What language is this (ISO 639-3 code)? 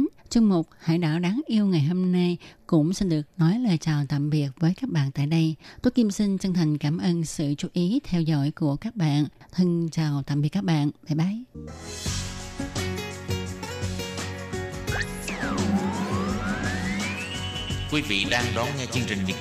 vie